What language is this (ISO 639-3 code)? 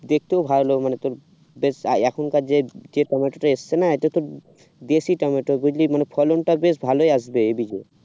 ben